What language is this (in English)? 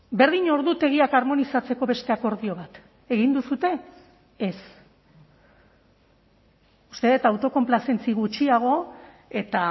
Basque